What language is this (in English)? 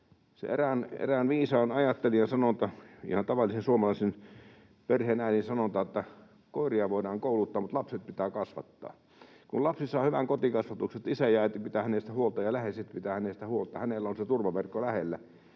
Finnish